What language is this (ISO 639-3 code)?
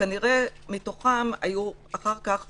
heb